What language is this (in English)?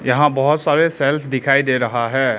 Hindi